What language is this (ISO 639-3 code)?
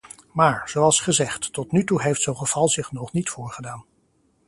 nld